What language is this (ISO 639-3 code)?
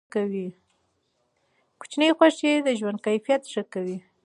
pus